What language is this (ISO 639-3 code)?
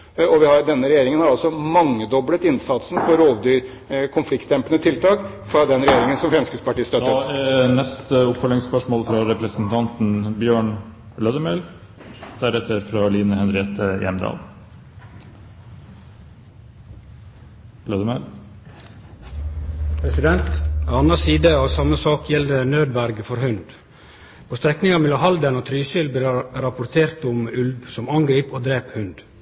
nor